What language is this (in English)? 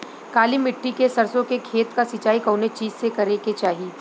Bhojpuri